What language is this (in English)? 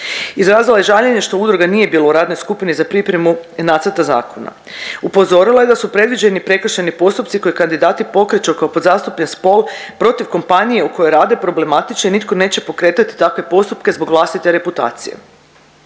Croatian